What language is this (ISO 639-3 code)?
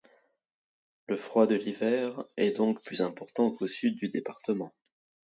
fra